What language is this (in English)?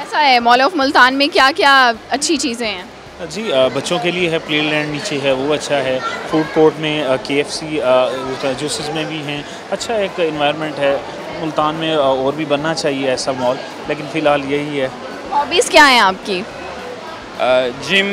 Hindi